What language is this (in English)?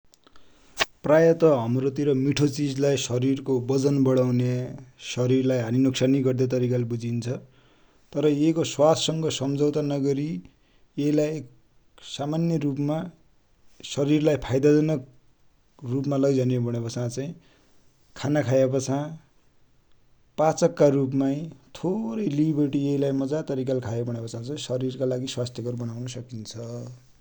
Dotyali